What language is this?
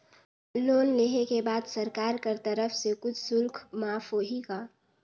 Chhattisgarhi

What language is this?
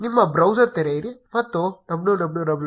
Kannada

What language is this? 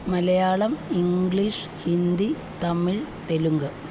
Malayalam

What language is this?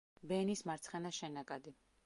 Georgian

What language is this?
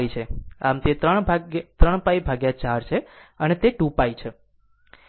Gujarati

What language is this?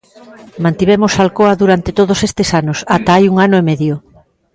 Galician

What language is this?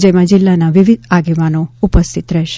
Gujarati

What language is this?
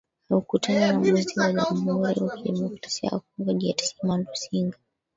Swahili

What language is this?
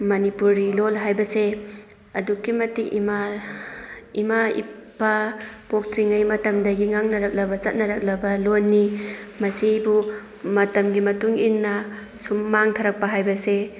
Manipuri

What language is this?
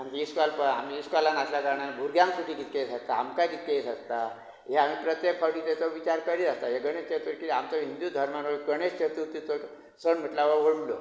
Konkani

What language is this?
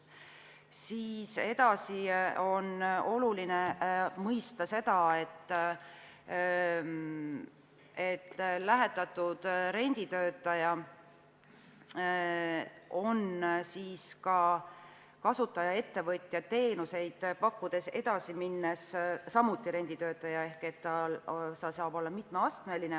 Estonian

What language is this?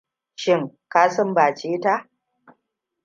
Hausa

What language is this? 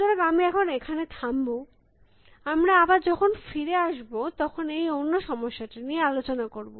Bangla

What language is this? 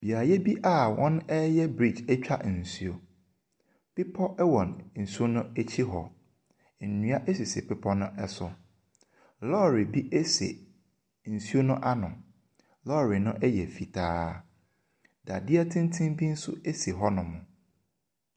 Akan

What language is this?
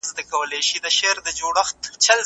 Pashto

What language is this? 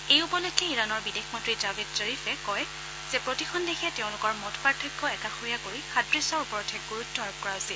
Assamese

